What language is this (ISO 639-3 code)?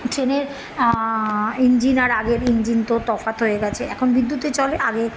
ben